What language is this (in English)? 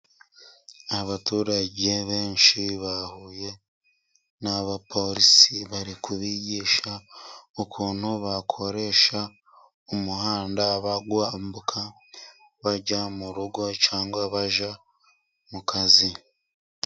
Kinyarwanda